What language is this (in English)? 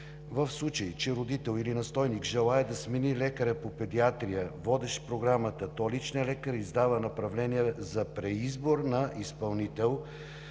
Bulgarian